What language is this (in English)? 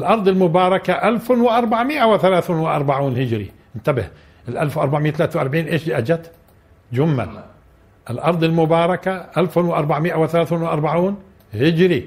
Arabic